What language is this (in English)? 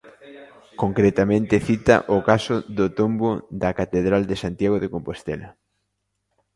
Galician